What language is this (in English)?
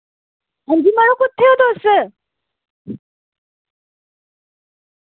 Dogri